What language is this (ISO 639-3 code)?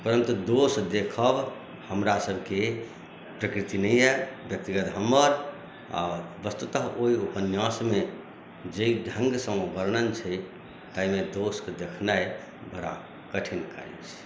mai